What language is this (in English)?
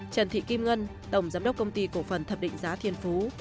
Vietnamese